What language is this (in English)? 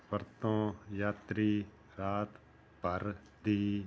Punjabi